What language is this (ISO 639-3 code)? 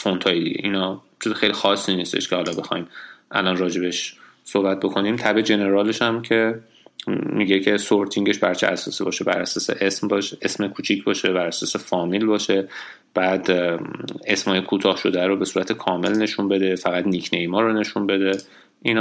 fas